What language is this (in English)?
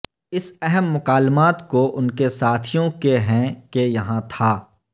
Urdu